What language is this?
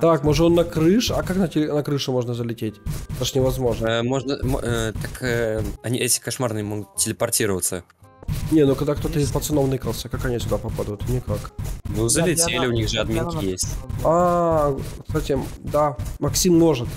Russian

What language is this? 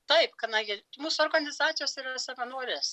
Lithuanian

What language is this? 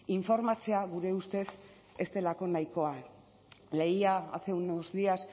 Basque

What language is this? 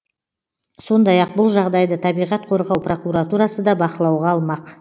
Kazakh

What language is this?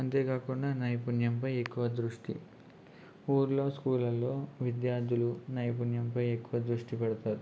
Telugu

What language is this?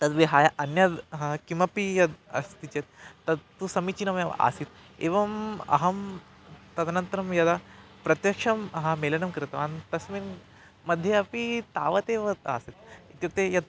Sanskrit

